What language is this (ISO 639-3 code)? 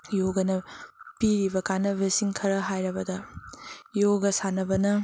mni